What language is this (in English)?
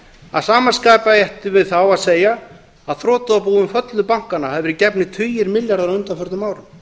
Icelandic